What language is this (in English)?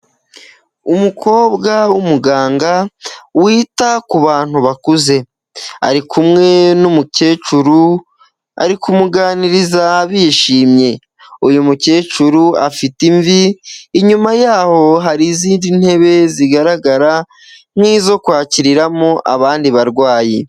Kinyarwanda